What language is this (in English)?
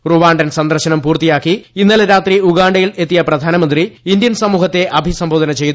Malayalam